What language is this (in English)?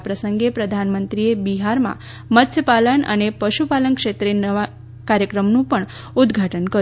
Gujarati